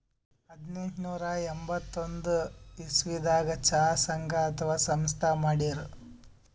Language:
Kannada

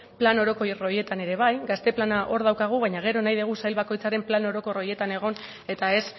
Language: Basque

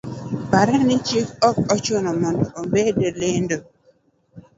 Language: Luo (Kenya and Tanzania)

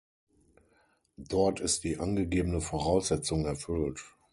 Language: German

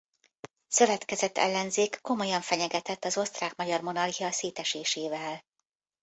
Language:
Hungarian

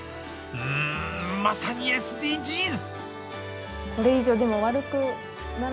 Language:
Japanese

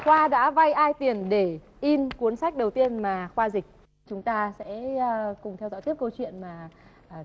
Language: Vietnamese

